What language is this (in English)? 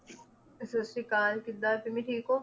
Punjabi